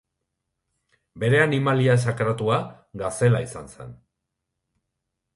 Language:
Basque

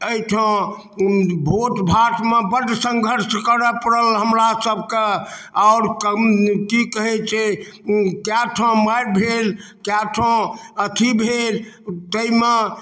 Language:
Maithili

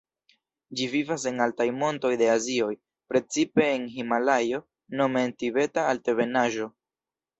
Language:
Esperanto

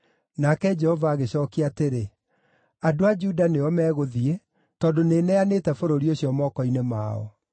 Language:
Kikuyu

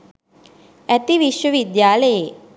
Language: Sinhala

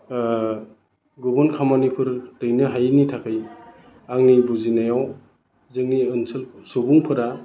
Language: Bodo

